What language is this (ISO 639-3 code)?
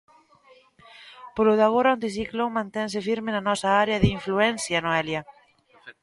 glg